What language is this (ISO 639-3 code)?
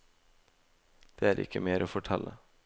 nor